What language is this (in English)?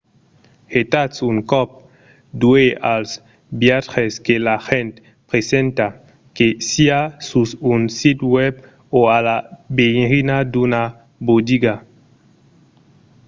Occitan